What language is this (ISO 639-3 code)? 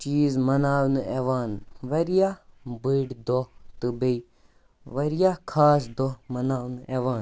kas